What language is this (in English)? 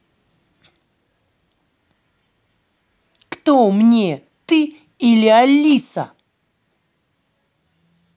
Russian